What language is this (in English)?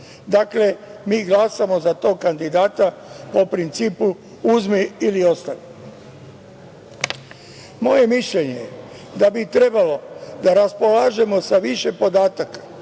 Serbian